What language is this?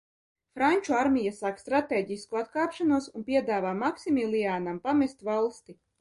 Latvian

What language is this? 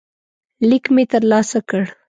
Pashto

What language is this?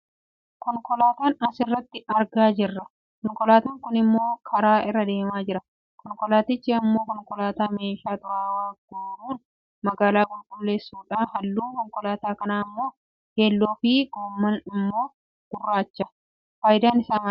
Oromo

